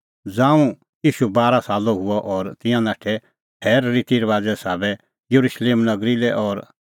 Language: Kullu Pahari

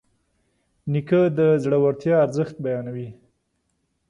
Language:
Pashto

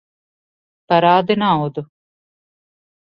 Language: Latvian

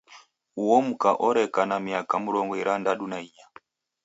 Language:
Taita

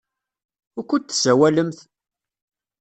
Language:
Kabyle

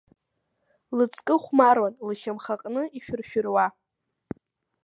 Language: Abkhazian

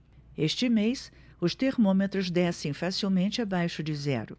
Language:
Portuguese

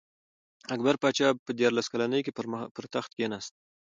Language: Pashto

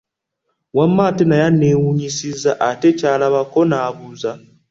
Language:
Ganda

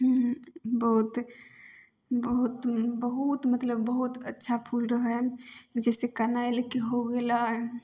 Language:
Maithili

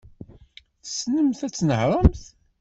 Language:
Kabyle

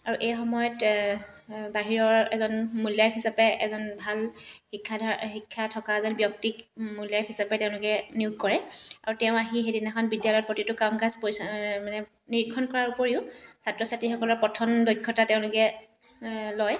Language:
Assamese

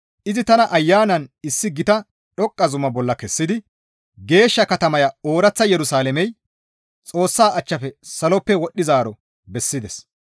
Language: Gamo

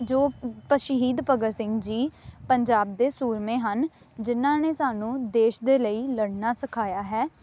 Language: Punjabi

